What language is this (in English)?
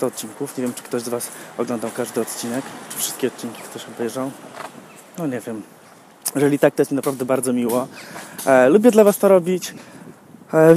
Polish